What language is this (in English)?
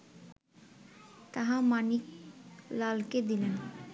Bangla